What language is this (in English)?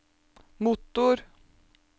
Norwegian